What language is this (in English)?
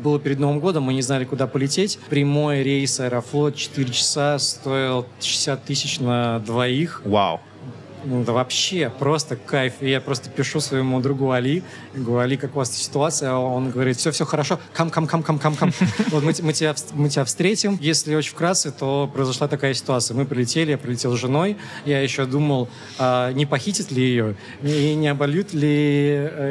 Russian